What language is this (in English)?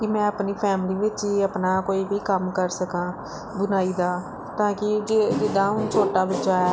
Punjabi